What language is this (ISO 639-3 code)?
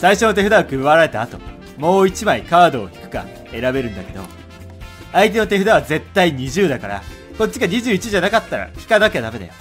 jpn